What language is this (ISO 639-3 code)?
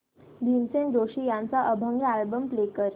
mar